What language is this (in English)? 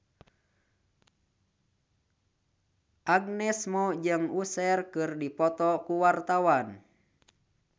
Sundanese